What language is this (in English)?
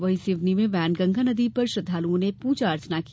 Hindi